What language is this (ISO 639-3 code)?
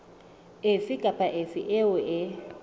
sot